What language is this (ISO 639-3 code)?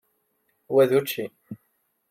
kab